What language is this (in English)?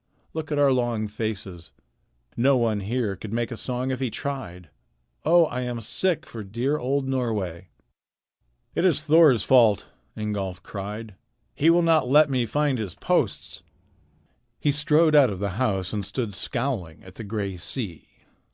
English